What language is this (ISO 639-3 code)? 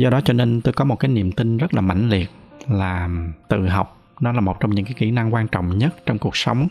vie